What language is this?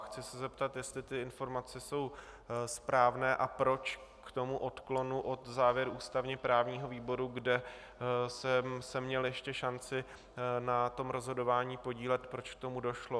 Czech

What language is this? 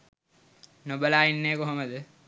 Sinhala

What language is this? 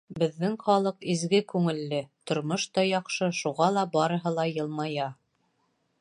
Bashkir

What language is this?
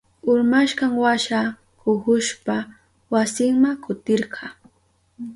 Southern Pastaza Quechua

